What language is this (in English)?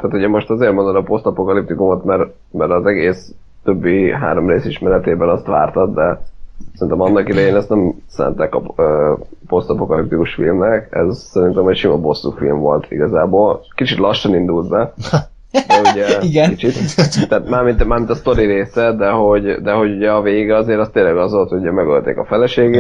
Hungarian